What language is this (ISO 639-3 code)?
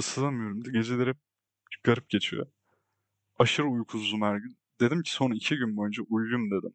tur